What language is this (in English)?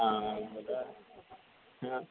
Marathi